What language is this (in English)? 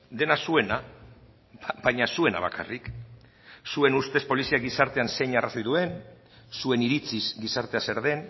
Basque